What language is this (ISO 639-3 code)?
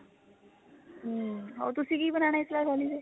pan